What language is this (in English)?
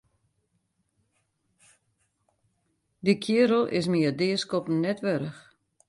Western Frisian